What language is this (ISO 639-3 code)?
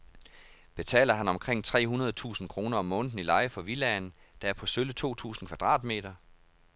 dan